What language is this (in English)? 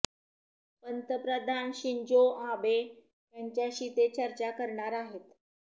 Marathi